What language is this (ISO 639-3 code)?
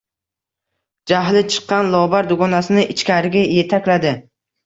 uzb